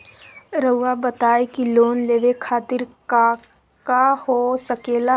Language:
Magahi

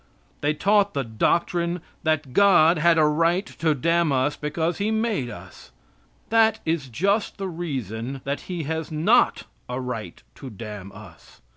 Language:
English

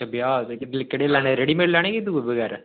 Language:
Dogri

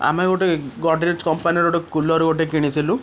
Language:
Odia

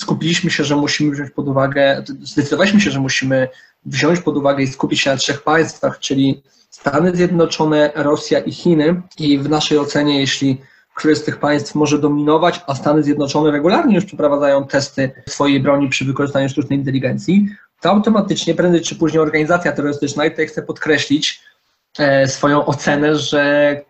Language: Polish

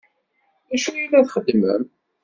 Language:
Kabyle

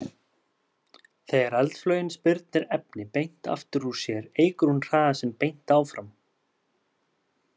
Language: Icelandic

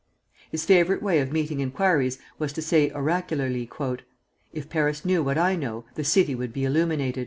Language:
English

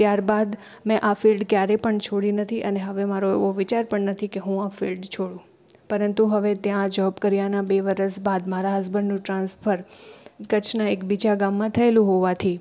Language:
Gujarati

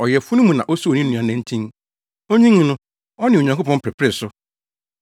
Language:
Akan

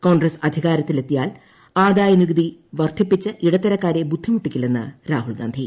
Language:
Malayalam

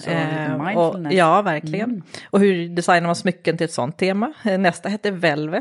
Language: Swedish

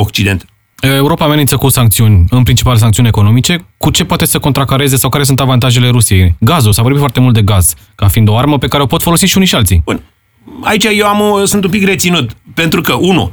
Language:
Romanian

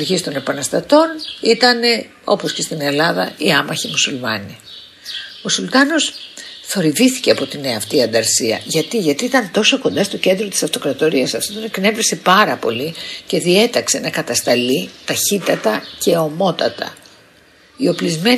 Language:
Greek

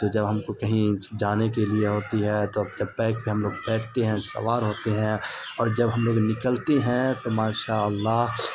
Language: Urdu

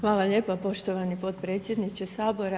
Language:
Croatian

